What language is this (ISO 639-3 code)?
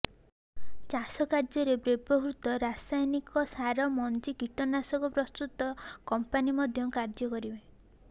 ori